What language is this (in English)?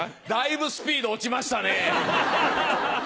Japanese